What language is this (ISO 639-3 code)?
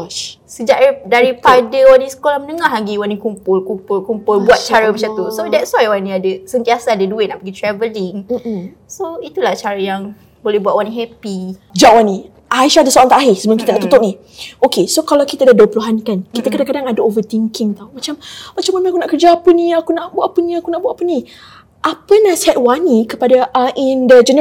msa